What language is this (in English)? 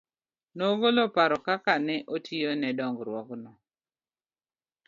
Luo (Kenya and Tanzania)